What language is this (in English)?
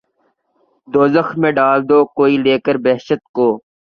Urdu